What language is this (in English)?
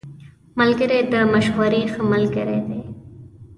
Pashto